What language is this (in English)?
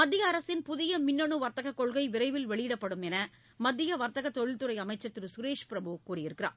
Tamil